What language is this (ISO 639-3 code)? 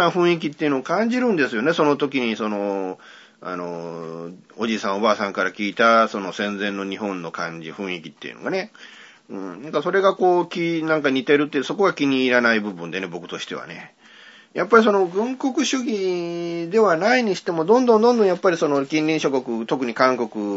jpn